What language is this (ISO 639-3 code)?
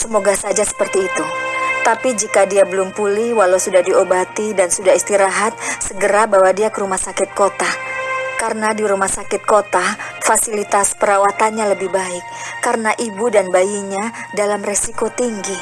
ind